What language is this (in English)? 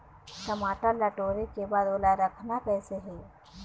Chhattisgarhi